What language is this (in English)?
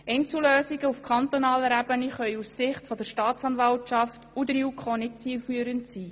Swiss German